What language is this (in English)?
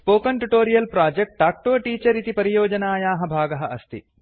Sanskrit